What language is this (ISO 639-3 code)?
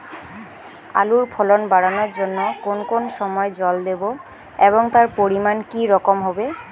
ben